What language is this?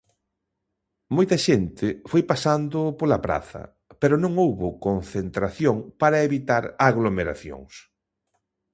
Galician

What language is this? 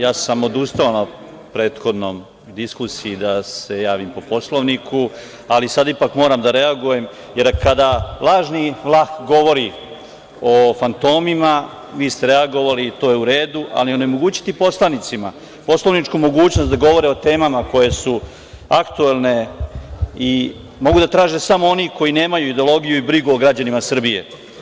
Serbian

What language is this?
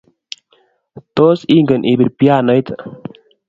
Kalenjin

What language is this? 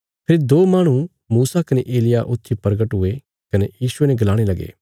Bilaspuri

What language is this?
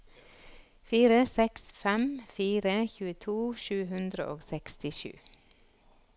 Norwegian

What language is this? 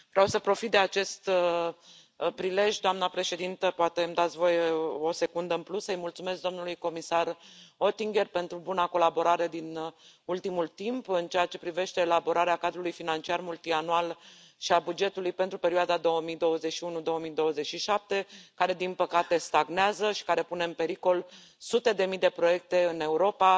Romanian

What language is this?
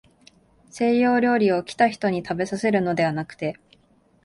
Japanese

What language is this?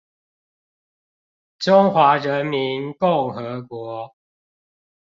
Chinese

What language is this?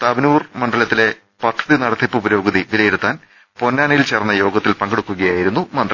Malayalam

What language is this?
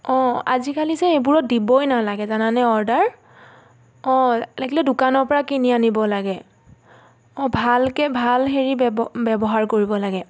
Assamese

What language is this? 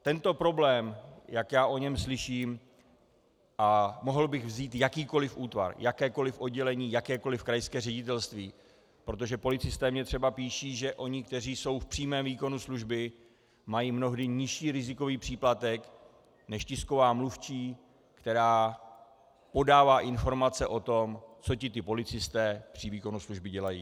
Czech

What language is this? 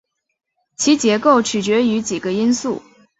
Chinese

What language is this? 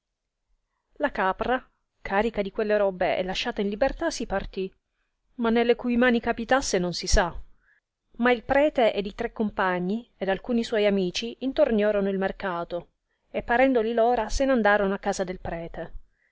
Italian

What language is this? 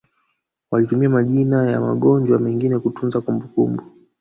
Swahili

